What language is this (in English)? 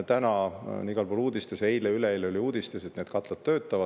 Estonian